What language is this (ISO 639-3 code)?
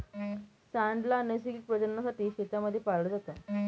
mar